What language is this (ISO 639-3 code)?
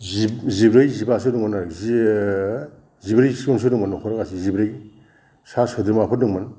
brx